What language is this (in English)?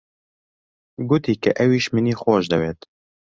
Central Kurdish